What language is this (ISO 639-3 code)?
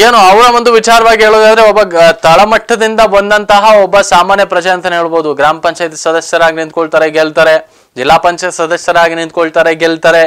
kan